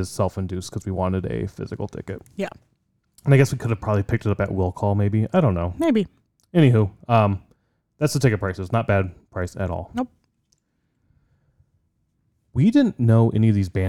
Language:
English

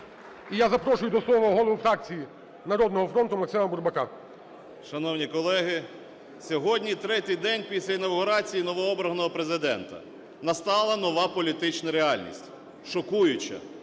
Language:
Ukrainian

